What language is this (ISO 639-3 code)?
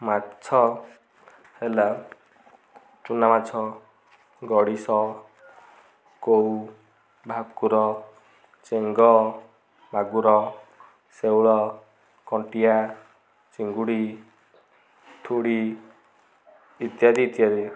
ori